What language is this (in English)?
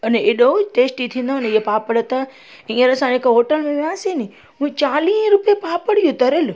Sindhi